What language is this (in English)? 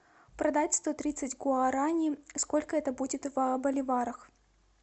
Russian